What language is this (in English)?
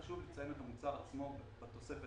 Hebrew